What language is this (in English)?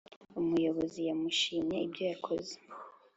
Kinyarwanda